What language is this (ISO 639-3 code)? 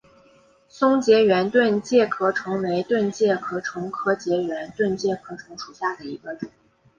zho